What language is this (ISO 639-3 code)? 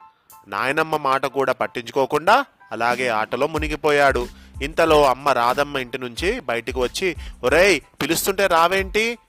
tel